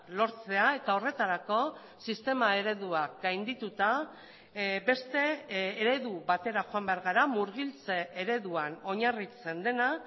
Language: Basque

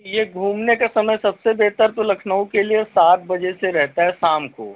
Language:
Hindi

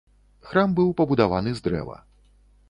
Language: Belarusian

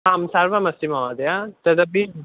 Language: Sanskrit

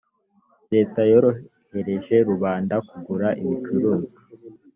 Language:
Kinyarwanda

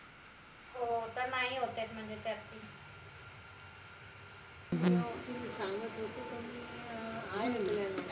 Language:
Marathi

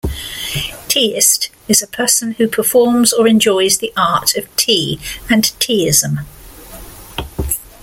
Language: English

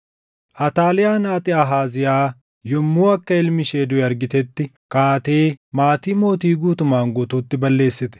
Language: Oromo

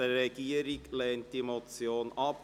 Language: Swiss German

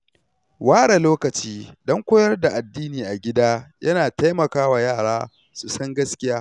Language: Hausa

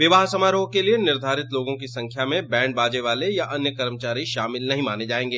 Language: Hindi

